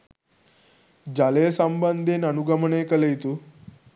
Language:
Sinhala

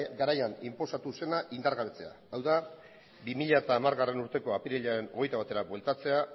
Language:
Basque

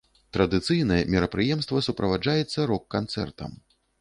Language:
Belarusian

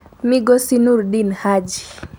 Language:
Luo (Kenya and Tanzania)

